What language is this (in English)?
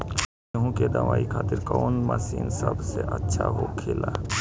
Bhojpuri